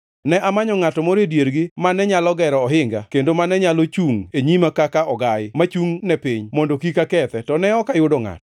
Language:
Luo (Kenya and Tanzania)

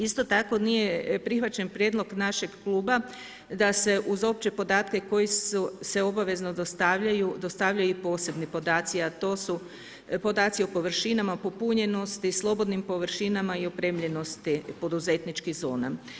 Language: Croatian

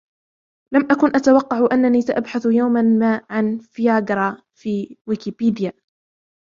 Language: Arabic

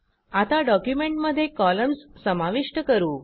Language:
Marathi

